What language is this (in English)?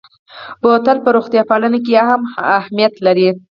Pashto